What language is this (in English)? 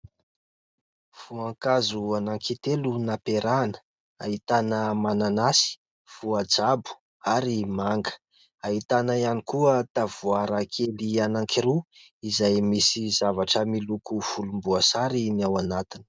Malagasy